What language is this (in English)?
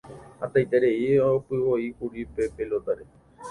Guarani